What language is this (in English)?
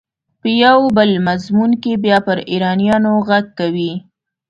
Pashto